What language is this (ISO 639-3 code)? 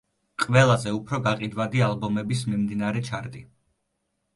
kat